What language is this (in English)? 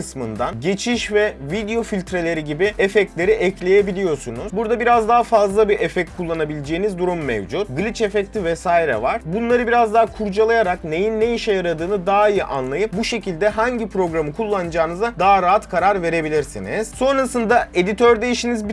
Turkish